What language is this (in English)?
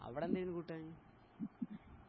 Malayalam